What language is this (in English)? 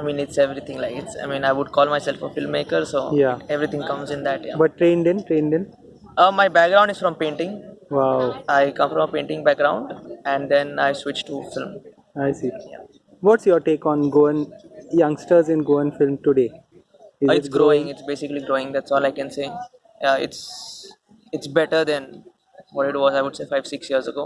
English